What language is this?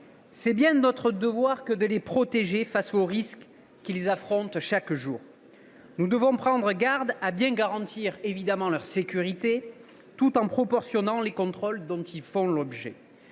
French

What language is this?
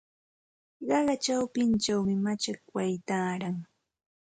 Santa Ana de Tusi Pasco Quechua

